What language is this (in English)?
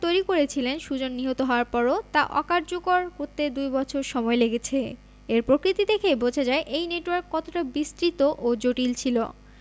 Bangla